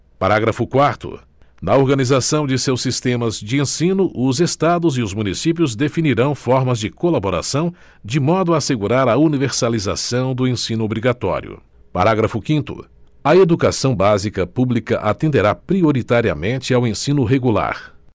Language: Portuguese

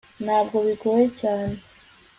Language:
Kinyarwanda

